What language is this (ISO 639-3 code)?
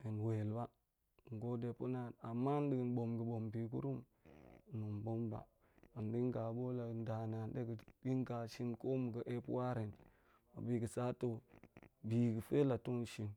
ank